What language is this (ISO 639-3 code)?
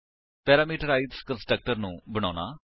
pan